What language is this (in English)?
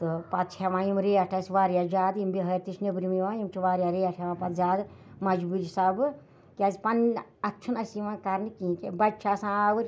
Kashmiri